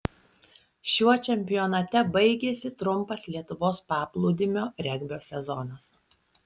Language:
Lithuanian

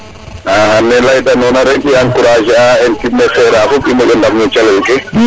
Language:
Serer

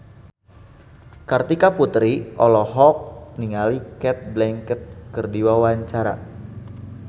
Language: Sundanese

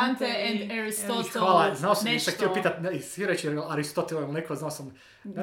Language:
Croatian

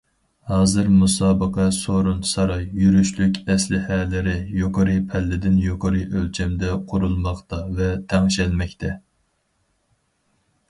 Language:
Uyghur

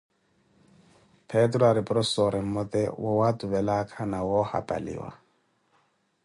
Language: Koti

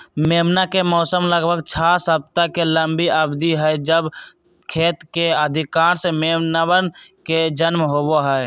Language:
Magahi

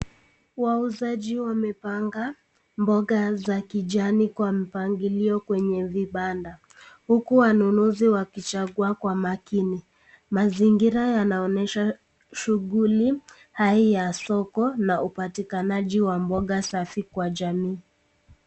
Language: Swahili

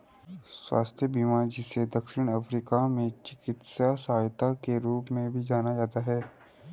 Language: Hindi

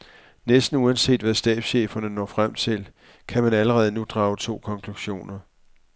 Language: Danish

